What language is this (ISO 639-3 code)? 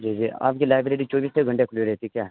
urd